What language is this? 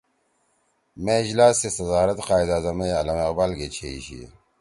Torwali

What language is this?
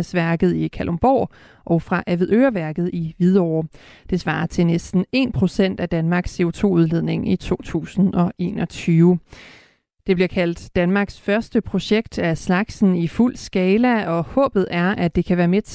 Danish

